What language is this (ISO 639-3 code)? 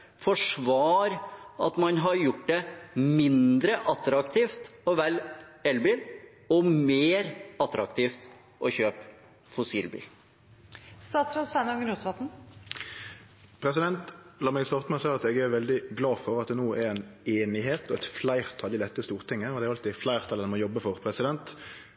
nor